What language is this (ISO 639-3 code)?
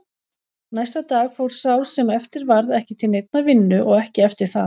isl